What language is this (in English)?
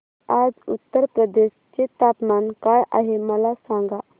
Marathi